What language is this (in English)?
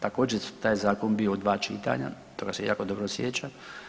Croatian